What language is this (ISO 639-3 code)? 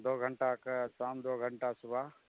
mai